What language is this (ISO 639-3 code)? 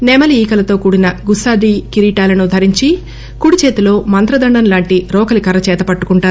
tel